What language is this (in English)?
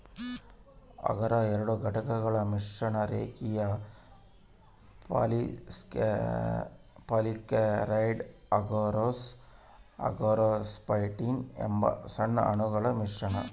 Kannada